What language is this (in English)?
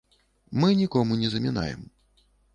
Belarusian